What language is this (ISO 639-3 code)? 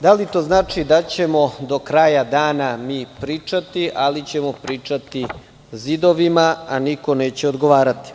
srp